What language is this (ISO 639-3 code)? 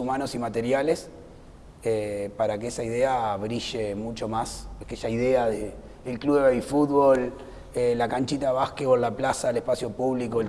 spa